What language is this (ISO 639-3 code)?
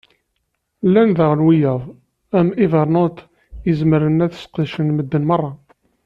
kab